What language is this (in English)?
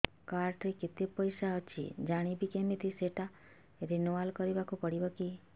Odia